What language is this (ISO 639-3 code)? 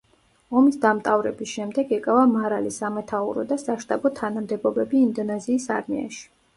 kat